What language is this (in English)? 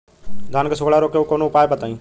Bhojpuri